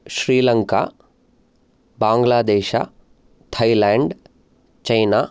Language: Sanskrit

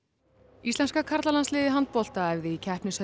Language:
Icelandic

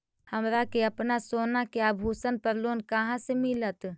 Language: Magahi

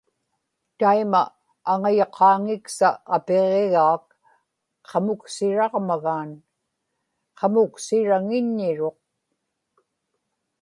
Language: Inupiaq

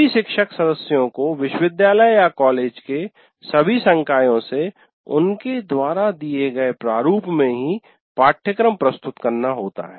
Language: Hindi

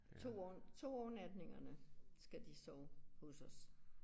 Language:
Danish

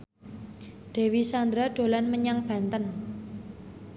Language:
Javanese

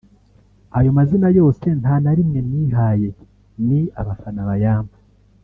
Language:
Kinyarwanda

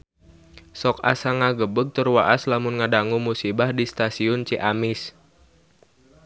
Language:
Sundanese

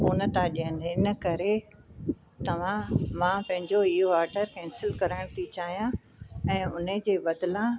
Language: Sindhi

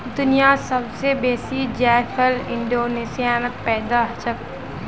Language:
Magahi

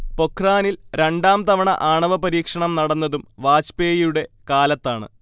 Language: Malayalam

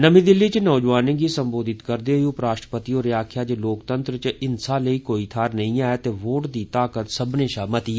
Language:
Dogri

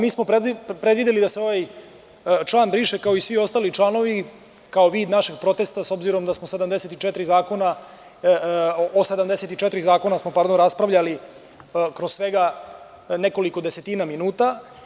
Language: Serbian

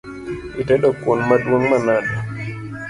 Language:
Luo (Kenya and Tanzania)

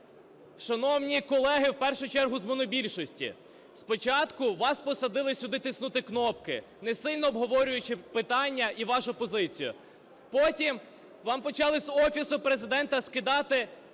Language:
Ukrainian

